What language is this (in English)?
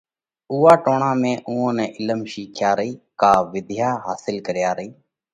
Parkari Koli